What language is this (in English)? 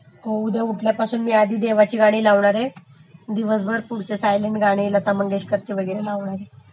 Marathi